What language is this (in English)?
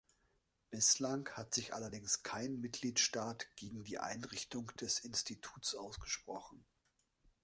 German